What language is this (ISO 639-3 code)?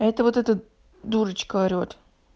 rus